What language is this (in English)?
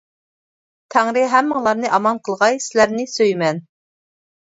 Uyghur